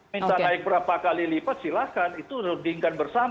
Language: Indonesian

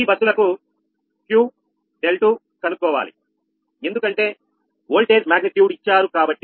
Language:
Telugu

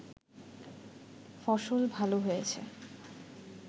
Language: Bangla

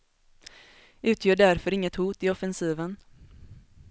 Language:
Swedish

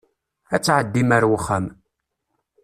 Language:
Kabyle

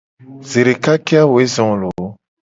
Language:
Gen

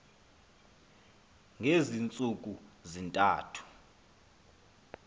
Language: Xhosa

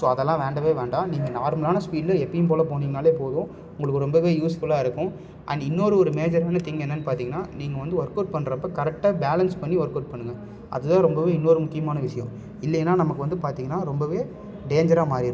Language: Tamil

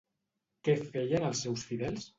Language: Catalan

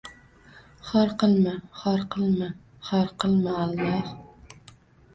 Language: Uzbek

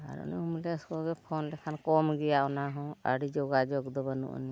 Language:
Santali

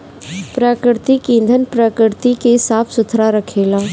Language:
Bhojpuri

